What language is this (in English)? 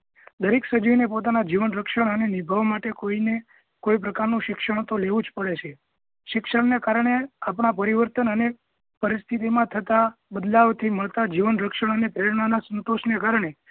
Gujarati